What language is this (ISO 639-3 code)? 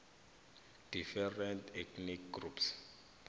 nbl